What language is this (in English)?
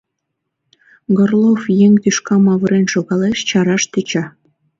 Mari